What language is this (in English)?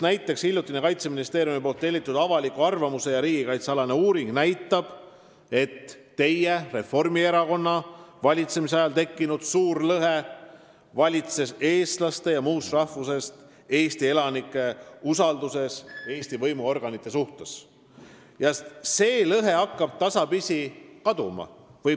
Estonian